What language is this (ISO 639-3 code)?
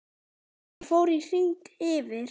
isl